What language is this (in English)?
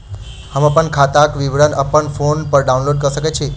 Maithili